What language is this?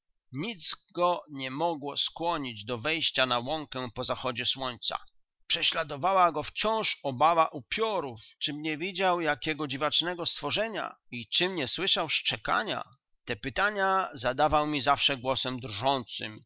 Polish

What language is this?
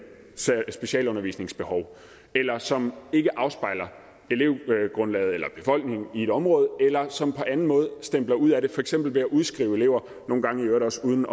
Danish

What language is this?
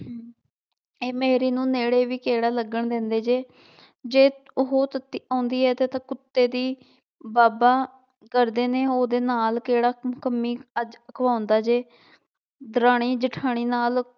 Punjabi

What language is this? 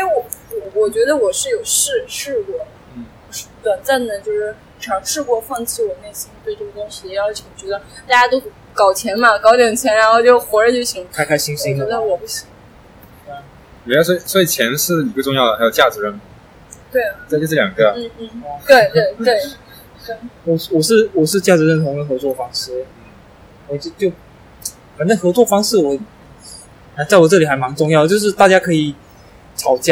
Chinese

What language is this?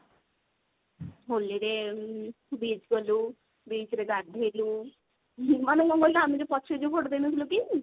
Odia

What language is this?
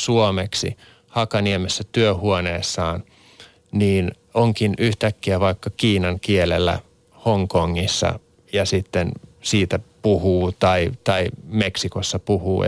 Finnish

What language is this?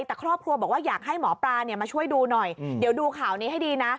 Thai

